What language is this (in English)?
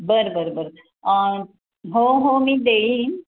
Marathi